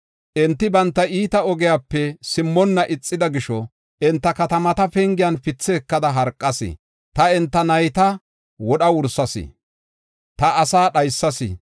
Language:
Gofa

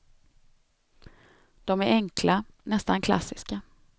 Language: Swedish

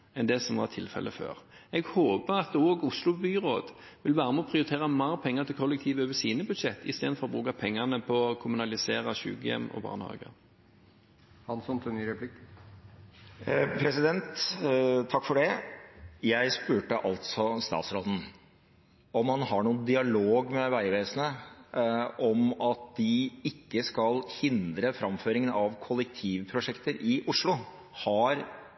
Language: Norwegian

